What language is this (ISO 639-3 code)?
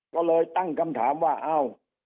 tha